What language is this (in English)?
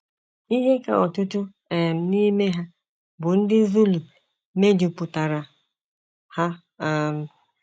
Igbo